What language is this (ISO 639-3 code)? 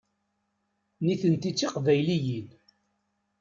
kab